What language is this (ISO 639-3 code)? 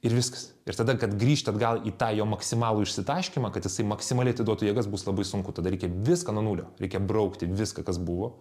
lit